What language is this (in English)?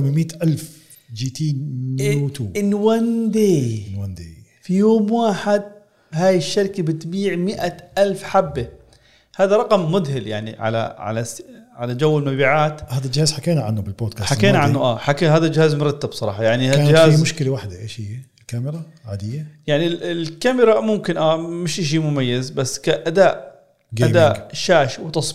Arabic